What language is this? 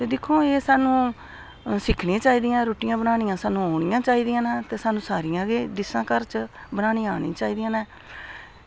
Dogri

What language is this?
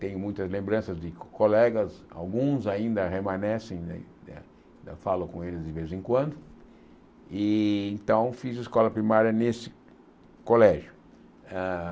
Portuguese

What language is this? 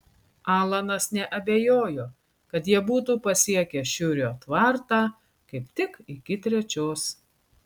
Lithuanian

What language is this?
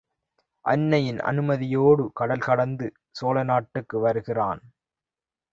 Tamil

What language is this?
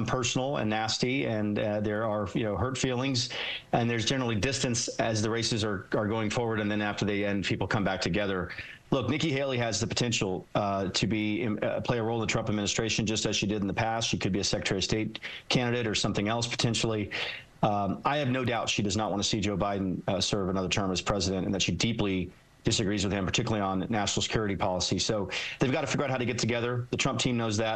English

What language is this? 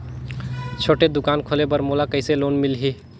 Chhattisgarhi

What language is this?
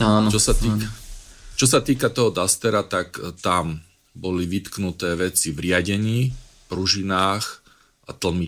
Slovak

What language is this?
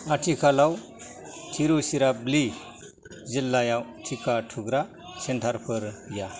Bodo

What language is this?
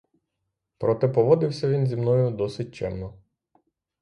Ukrainian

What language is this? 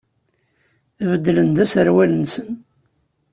Kabyle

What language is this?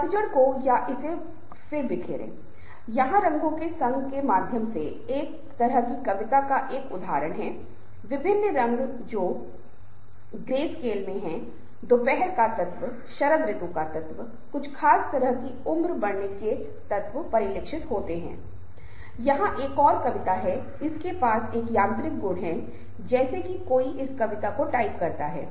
Hindi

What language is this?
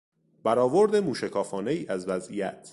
Persian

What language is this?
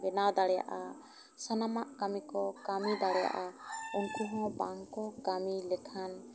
Santali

